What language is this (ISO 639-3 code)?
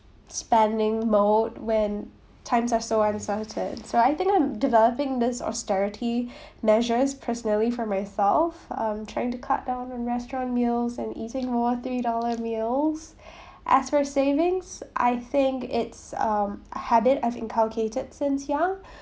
eng